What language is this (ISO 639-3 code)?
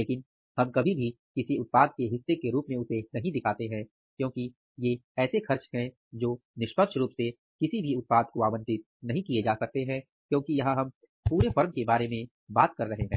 hin